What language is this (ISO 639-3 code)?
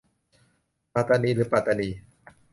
tha